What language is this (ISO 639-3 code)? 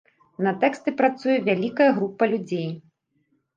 bel